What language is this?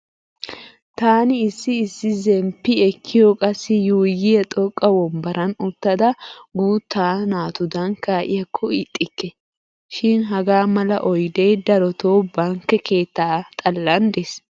Wolaytta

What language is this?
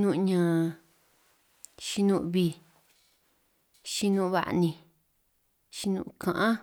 San Martín Itunyoso Triqui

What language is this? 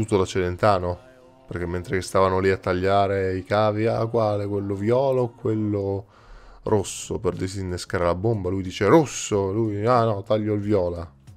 Italian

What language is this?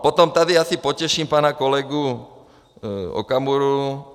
Czech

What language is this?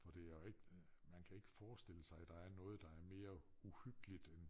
Danish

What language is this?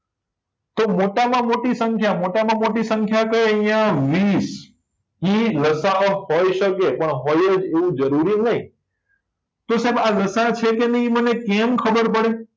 Gujarati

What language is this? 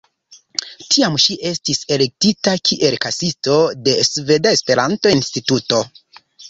Esperanto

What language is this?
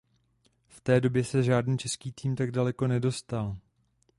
Czech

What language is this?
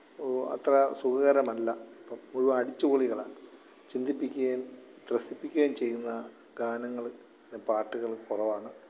Malayalam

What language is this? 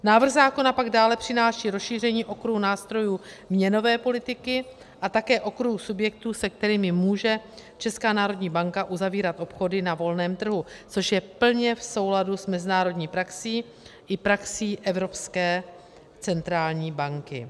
Czech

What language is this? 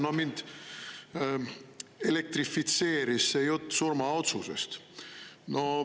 Estonian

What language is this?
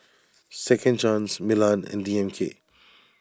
English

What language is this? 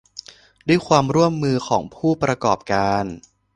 Thai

